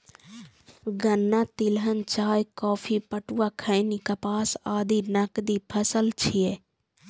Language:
Maithili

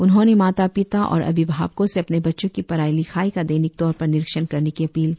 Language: Hindi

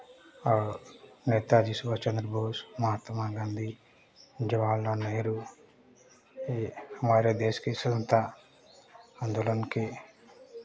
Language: Hindi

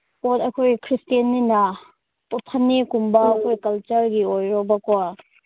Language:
Manipuri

